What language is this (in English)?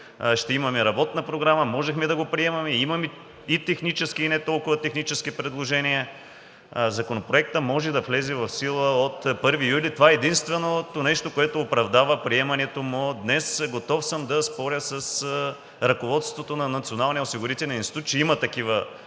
Bulgarian